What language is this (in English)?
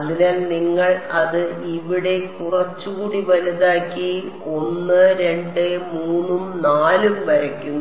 Malayalam